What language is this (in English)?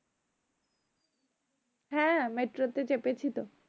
Bangla